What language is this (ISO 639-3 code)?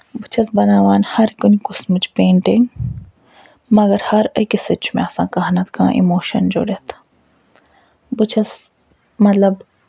kas